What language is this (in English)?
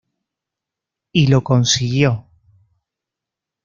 Spanish